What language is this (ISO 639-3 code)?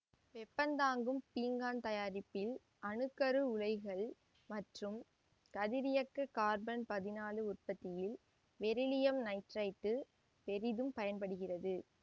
tam